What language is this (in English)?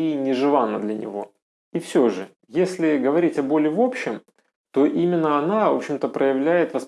Russian